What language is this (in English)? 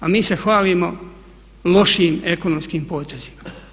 Croatian